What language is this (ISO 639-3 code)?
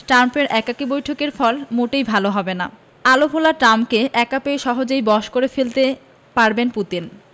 ben